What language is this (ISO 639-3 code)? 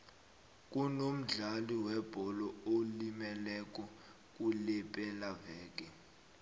nbl